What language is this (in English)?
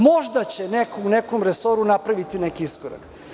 Serbian